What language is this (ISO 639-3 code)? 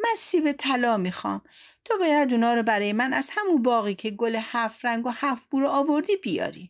fas